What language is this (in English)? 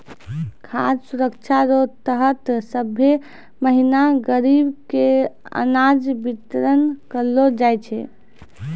Maithili